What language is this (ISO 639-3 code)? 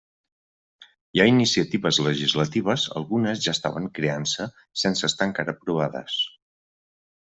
cat